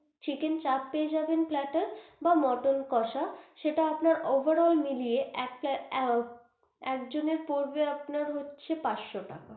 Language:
Bangla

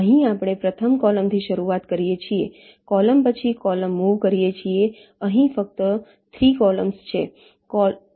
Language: Gujarati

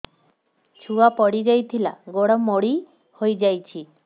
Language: Odia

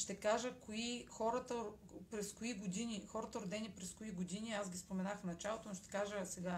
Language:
Bulgarian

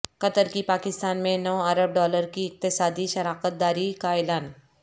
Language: Urdu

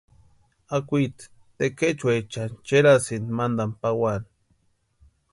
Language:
Western Highland Purepecha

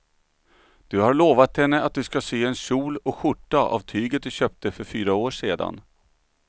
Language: Swedish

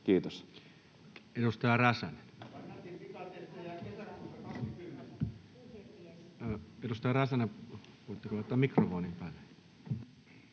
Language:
Finnish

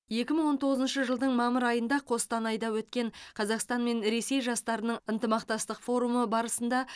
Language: Kazakh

